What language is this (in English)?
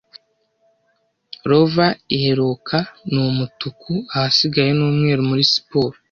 Kinyarwanda